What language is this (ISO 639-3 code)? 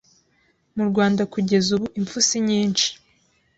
kin